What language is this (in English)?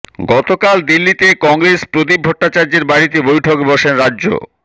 Bangla